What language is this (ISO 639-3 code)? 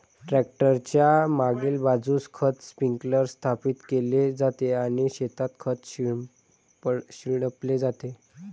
mar